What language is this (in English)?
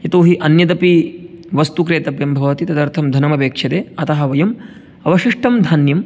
Sanskrit